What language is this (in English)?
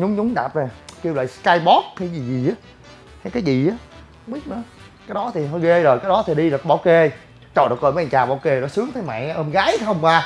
Vietnamese